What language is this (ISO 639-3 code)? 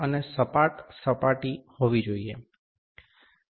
guj